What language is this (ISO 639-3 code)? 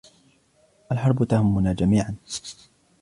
ara